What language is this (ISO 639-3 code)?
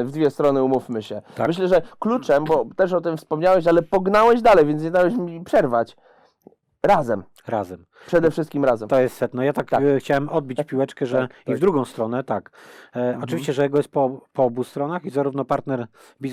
pol